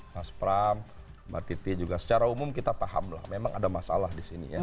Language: Indonesian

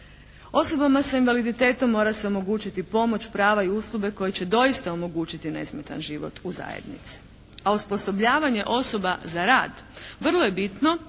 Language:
Croatian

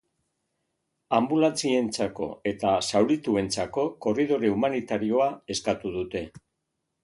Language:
Basque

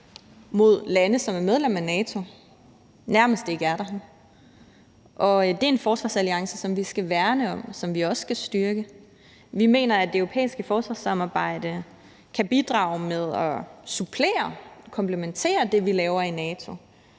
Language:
Danish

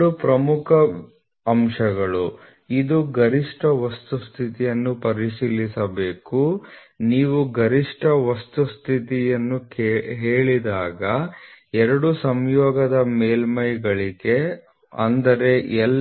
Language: Kannada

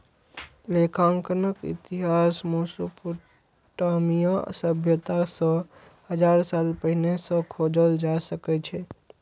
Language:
Maithili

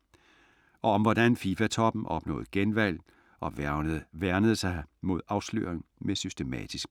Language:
Danish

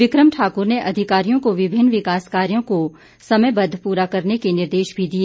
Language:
Hindi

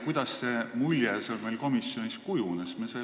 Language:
Estonian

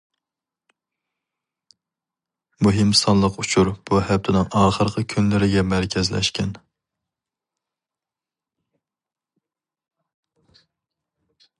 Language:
Uyghur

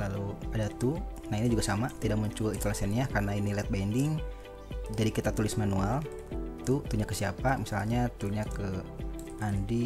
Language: Indonesian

